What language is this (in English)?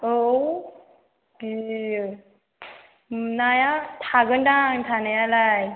Bodo